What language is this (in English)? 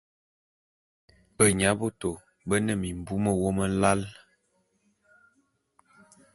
Bulu